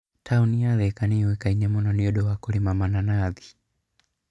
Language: Kikuyu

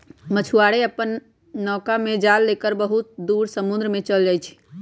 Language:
Magahi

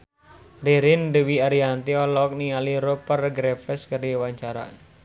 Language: Sundanese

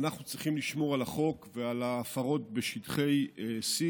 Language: Hebrew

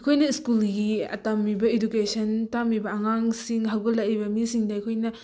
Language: Manipuri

